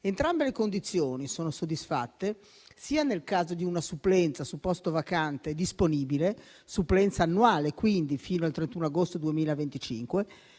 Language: Italian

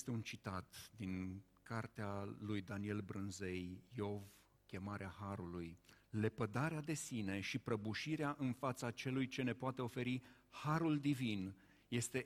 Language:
Romanian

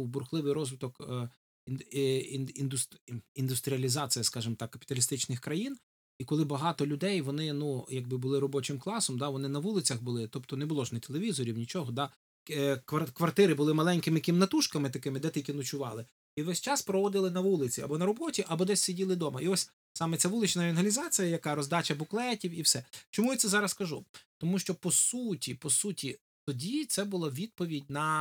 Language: Ukrainian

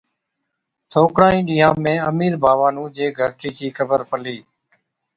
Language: Od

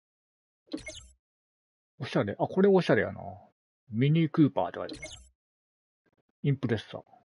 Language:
Japanese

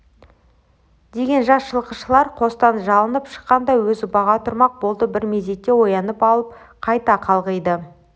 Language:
Kazakh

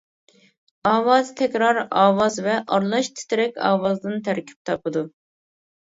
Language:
Uyghur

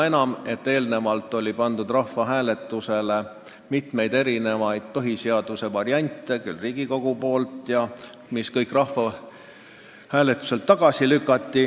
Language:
Estonian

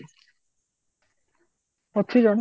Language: Odia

